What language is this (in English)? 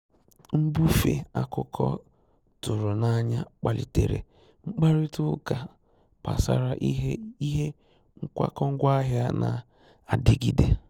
Igbo